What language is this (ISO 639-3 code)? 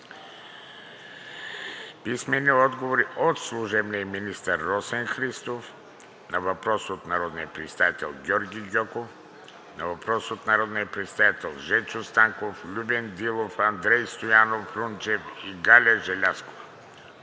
bul